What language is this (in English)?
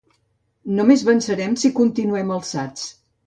Catalan